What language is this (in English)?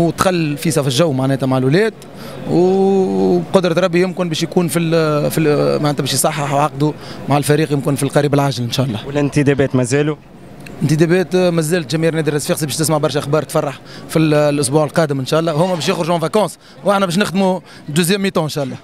Arabic